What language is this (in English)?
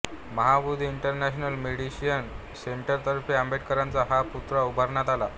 Marathi